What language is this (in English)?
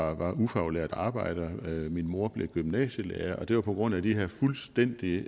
Danish